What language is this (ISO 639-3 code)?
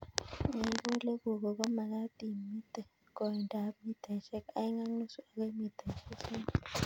kln